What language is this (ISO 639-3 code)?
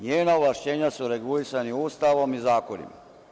srp